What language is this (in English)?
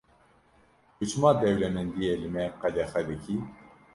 Kurdish